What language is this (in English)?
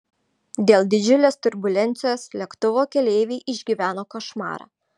Lithuanian